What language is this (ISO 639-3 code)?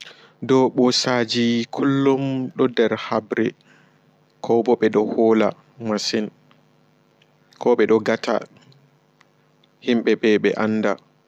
ful